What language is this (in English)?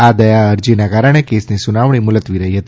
Gujarati